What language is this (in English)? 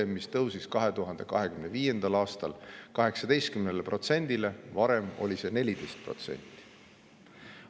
Estonian